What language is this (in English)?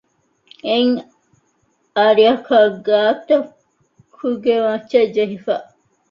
Divehi